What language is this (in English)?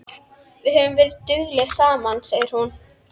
Icelandic